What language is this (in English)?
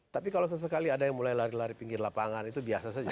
Indonesian